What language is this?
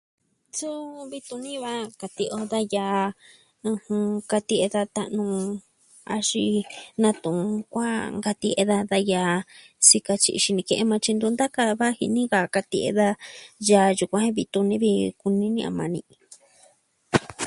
Southwestern Tlaxiaco Mixtec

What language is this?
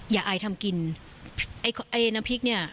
Thai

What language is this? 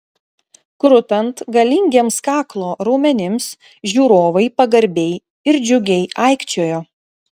Lithuanian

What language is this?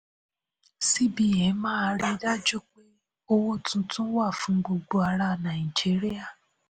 Yoruba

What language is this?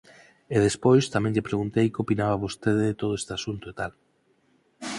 Galician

